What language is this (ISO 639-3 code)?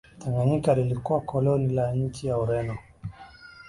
swa